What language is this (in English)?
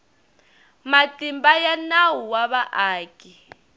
Tsonga